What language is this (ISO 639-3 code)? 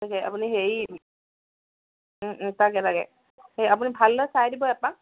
asm